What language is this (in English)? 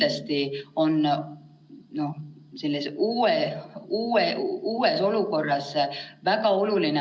Estonian